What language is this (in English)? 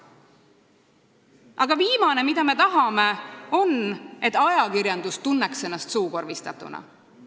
Estonian